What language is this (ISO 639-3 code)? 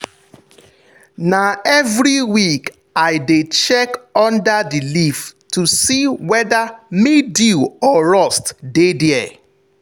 pcm